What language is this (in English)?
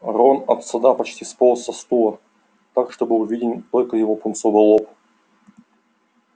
Russian